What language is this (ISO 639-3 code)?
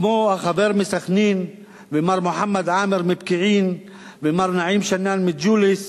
heb